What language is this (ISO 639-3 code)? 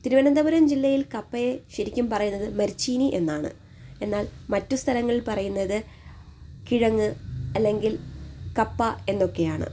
mal